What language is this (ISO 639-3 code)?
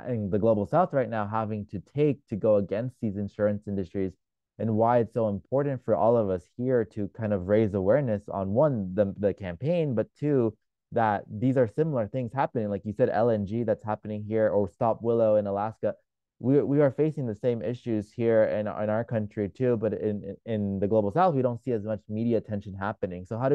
eng